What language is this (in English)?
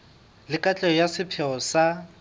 Southern Sotho